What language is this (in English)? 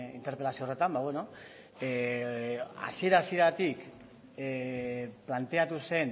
Basque